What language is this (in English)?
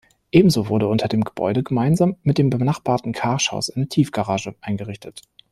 German